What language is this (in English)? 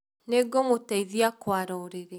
Kikuyu